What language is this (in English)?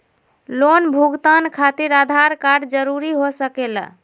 Magahi